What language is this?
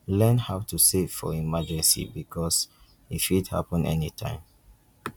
Nigerian Pidgin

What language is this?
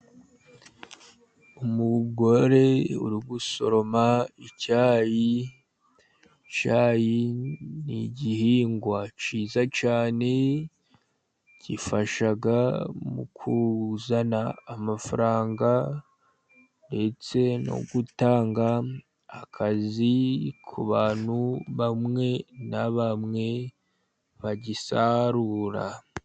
Kinyarwanda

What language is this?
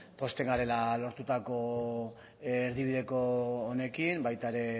Basque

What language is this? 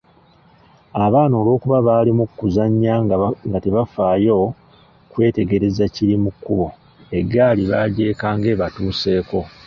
Ganda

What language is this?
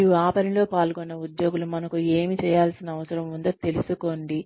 Telugu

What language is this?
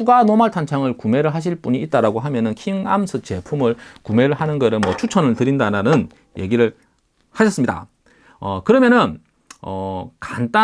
Korean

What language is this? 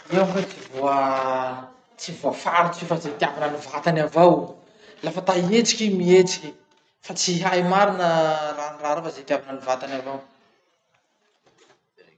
Masikoro Malagasy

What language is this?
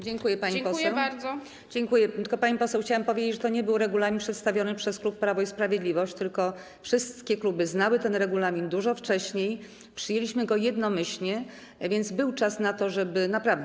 Polish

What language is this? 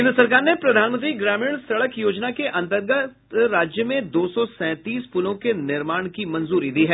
Hindi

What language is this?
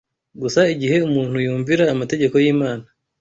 Kinyarwanda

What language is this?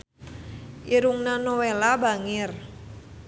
Sundanese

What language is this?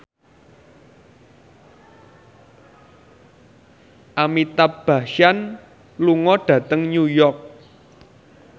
Javanese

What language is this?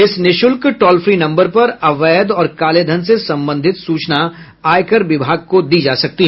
Hindi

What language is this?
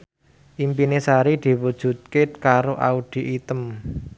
Javanese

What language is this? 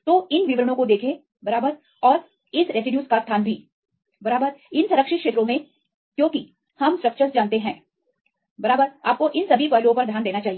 Hindi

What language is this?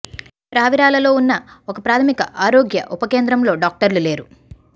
Telugu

